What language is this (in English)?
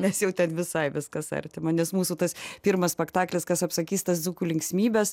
Lithuanian